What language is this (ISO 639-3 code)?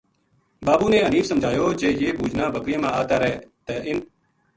gju